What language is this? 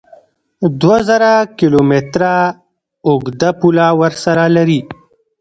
Pashto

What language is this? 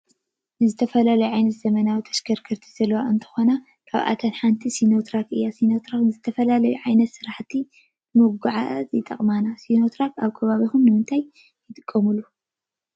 Tigrinya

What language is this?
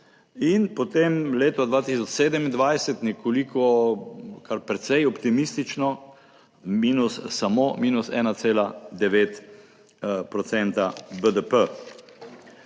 Slovenian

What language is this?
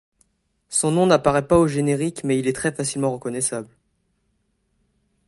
French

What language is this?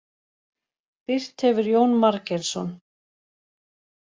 Icelandic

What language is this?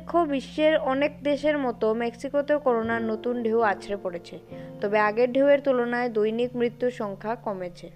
Bangla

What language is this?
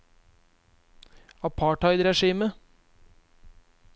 Norwegian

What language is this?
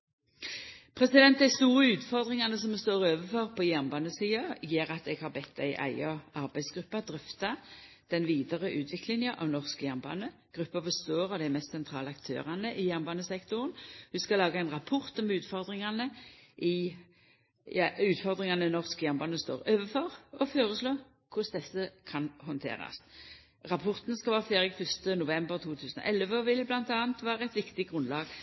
Norwegian Nynorsk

